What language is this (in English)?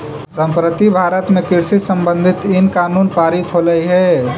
Magahi